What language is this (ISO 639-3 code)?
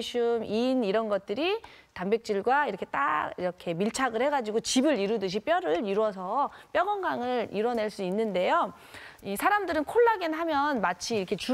kor